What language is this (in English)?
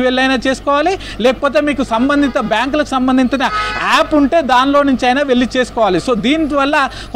Telugu